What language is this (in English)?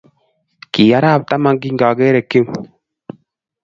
Kalenjin